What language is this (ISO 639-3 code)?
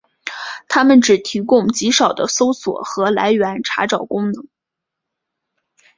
zho